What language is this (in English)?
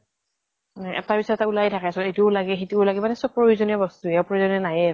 Assamese